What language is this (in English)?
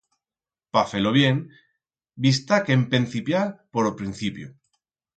Aragonese